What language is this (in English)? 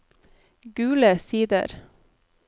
Norwegian